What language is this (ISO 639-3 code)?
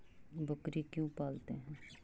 mag